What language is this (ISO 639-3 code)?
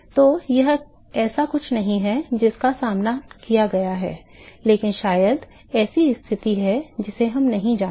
hin